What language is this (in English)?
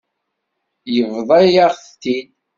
Kabyle